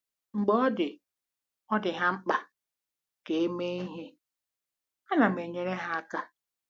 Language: Igbo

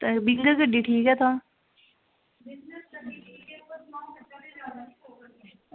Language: Dogri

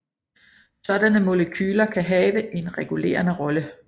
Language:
Danish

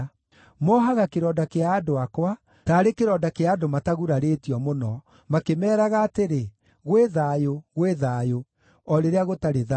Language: Kikuyu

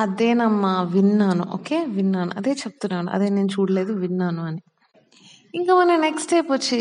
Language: Telugu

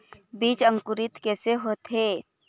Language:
Chhattisgarhi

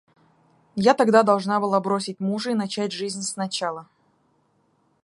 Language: Russian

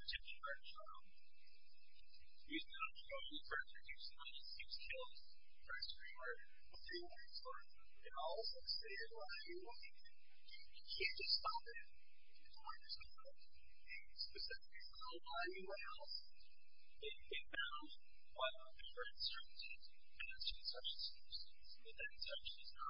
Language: English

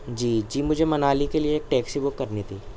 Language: Urdu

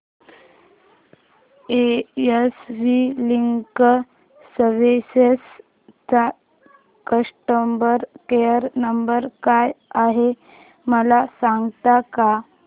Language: Marathi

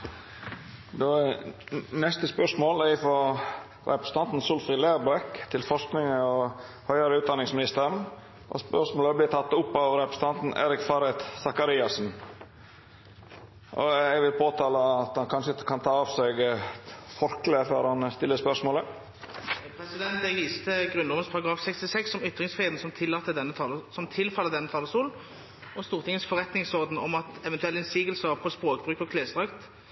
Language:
Norwegian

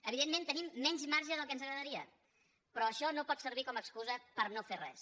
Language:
Catalan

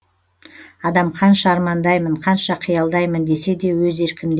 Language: Kazakh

